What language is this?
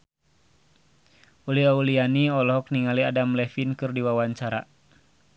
Sundanese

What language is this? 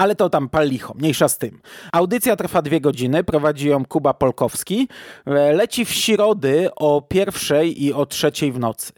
Polish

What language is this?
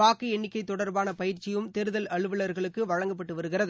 Tamil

